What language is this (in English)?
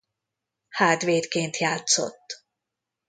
Hungarian